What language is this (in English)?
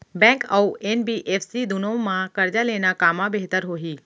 Chhattisgarhi